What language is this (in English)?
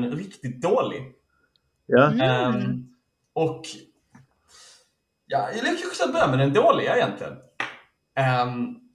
Swedish